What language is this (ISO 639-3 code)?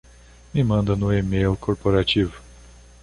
por